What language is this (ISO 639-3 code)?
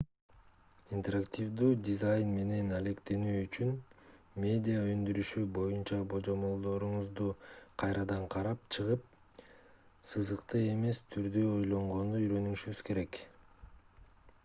kir